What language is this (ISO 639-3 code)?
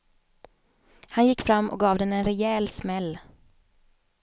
swe